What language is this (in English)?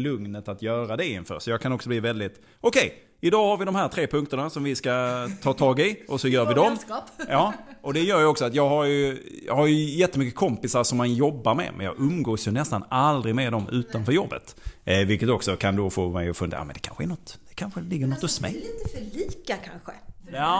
Swedish